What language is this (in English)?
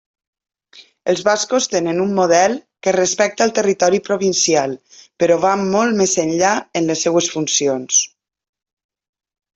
Catalan